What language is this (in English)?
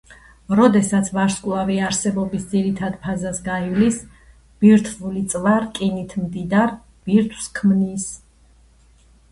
Georgian